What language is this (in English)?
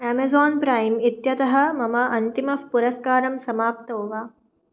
Sanskrit